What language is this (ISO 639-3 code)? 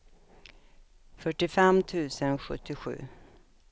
swe